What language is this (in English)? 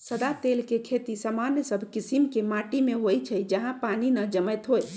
Magahi